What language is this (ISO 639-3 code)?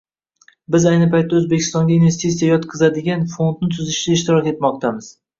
uzb